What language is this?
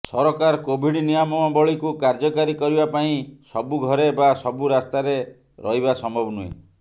Odia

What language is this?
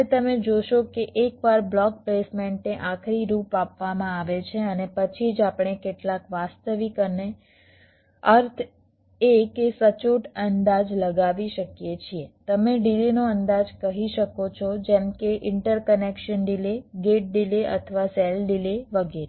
Gujarati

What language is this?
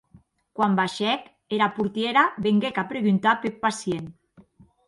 Occitan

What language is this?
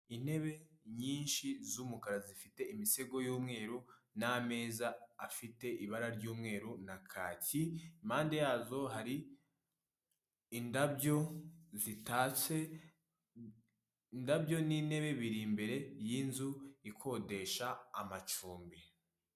Kinyarwanda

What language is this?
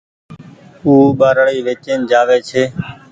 Goaria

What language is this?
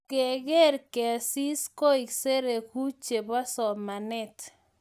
Kalenjin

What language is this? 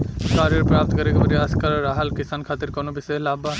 Bhojpuri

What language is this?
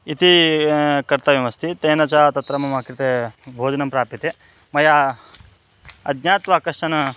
Sanskrit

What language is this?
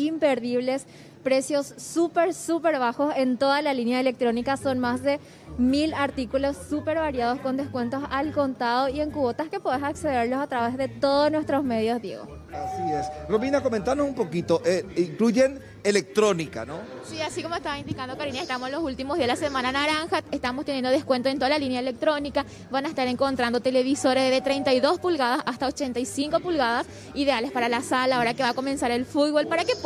Spanish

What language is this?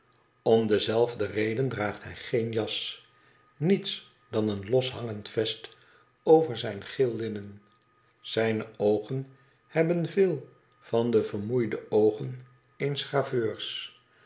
Dutch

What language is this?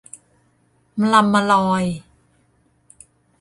Thai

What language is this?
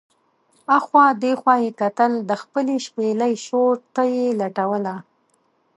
Pashto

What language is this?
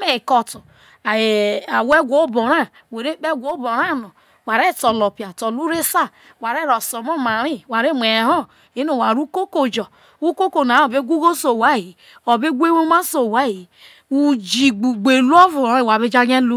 Isoko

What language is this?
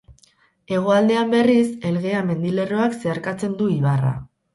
Basque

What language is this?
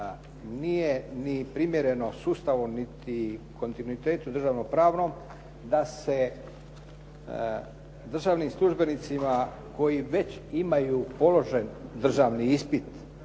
Croatian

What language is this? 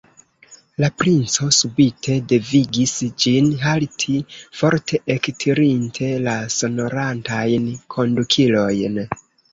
Esperanto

